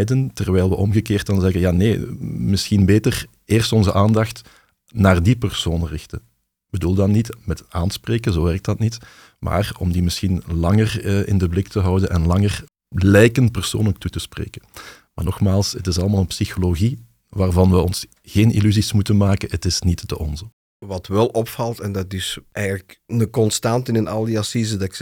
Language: Dutch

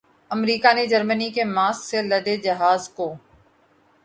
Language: Urdu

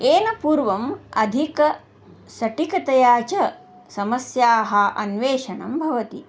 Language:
Sanskrit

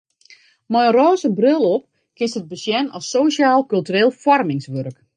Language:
Western Frisian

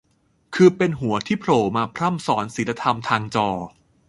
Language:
Thai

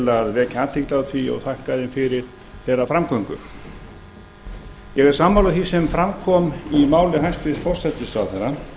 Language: Icelandic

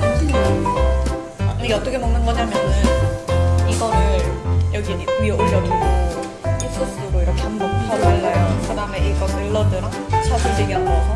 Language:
Korean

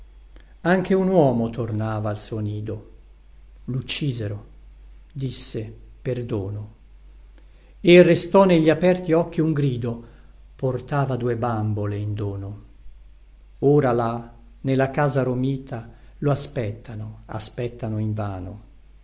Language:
Italian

